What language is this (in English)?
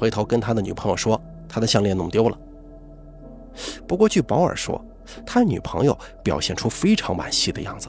Chinese